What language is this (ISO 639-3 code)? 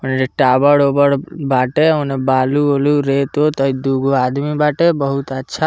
bho